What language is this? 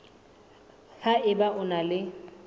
Southern Sotho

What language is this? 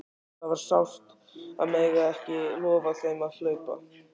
Icelandic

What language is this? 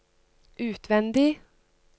Norwegian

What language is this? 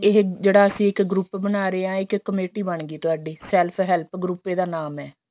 Punjabi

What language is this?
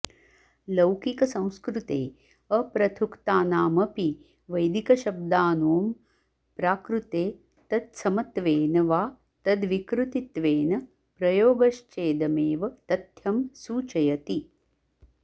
Sanskrit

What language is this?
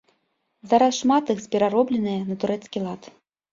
Belarusian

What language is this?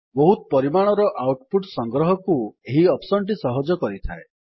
Odia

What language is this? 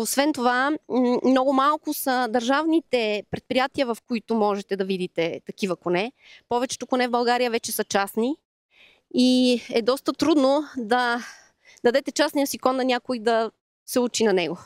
Bulgarian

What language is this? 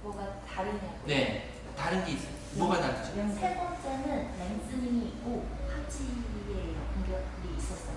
Korean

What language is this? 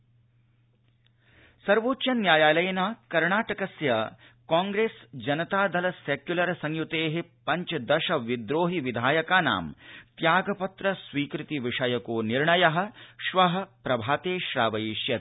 Sanskrit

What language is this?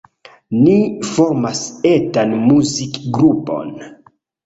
Esperanto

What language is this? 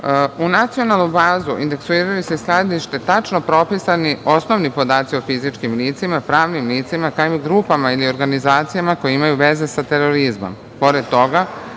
Serbian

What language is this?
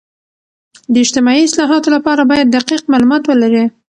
Pashto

